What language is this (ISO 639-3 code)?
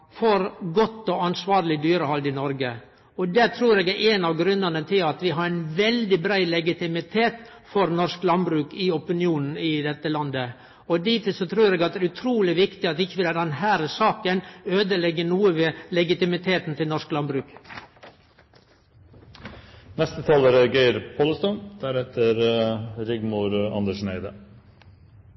nno